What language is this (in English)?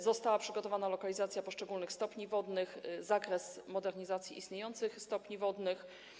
Polish